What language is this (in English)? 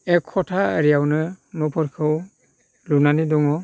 Bodo